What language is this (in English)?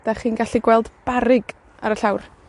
Welsh